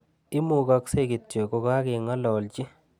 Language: Kalenjin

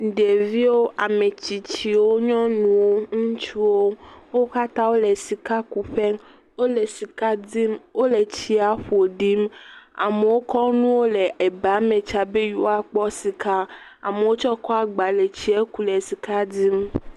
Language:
Ewe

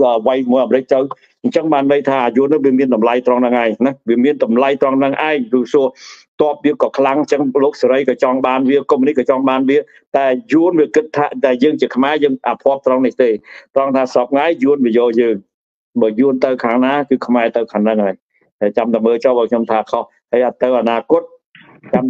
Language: Thai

